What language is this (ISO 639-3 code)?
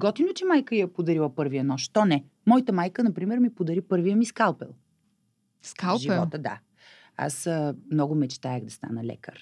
bul